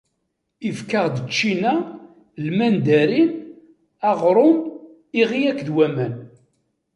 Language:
Kabyle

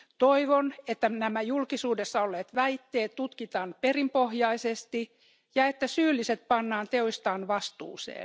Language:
Finnish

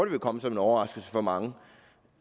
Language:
Danish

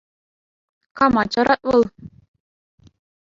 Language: Chuvash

